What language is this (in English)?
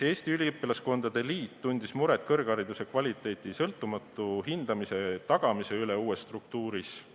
Estonian